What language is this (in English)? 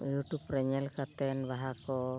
Santali